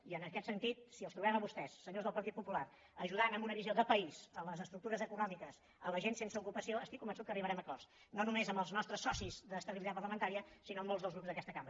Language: Catalan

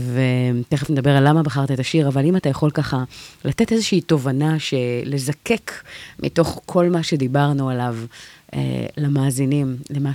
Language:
Hebrew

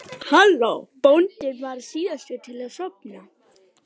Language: Icelandic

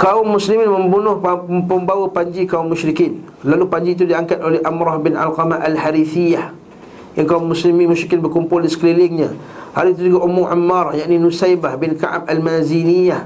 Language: Malay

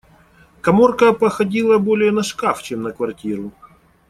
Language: Russian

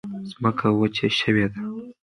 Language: Pashto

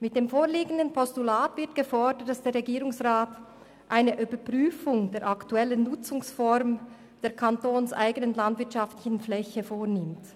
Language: Swiss German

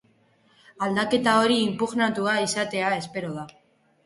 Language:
Basque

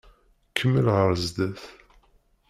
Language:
Kabyle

